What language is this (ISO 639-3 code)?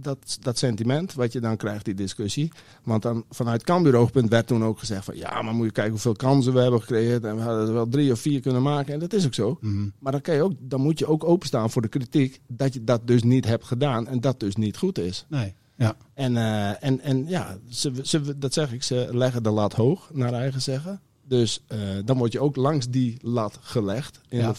nld